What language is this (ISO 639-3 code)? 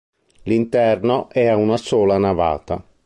ita